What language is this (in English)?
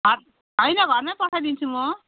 Nepali